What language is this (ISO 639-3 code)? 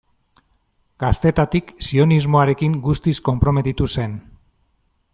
eus